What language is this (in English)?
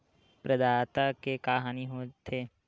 Chhattisgarhi